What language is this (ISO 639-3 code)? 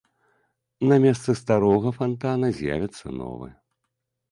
bel